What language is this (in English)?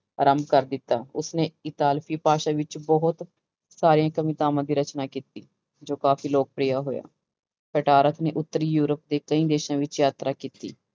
Punjabi